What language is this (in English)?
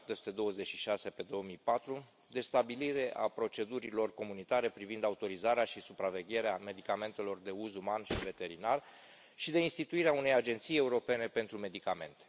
Romanian